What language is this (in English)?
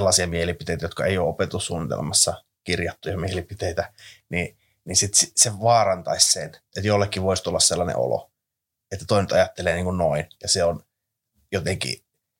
Finnish